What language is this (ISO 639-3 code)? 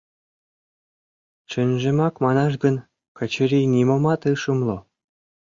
chm